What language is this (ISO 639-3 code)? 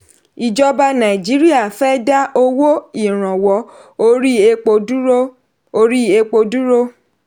yor